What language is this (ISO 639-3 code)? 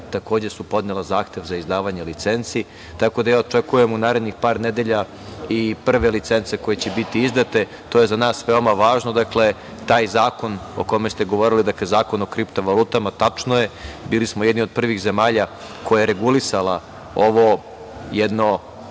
srp